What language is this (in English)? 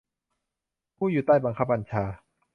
Thai